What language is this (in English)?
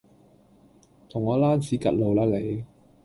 Cantonese